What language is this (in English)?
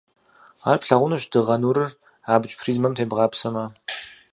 Kabardian